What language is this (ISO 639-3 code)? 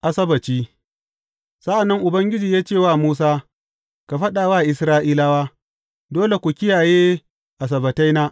hau